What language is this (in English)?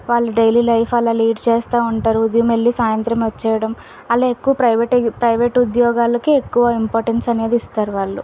Telugu